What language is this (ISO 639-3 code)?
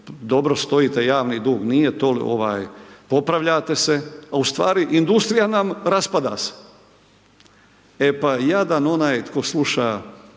hrv